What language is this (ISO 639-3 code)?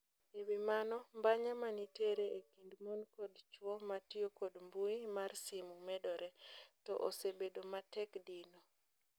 luo